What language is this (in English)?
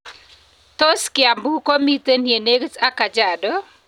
Kalenjin